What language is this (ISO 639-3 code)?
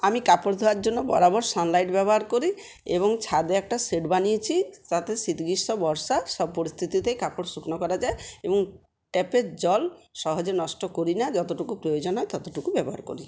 ben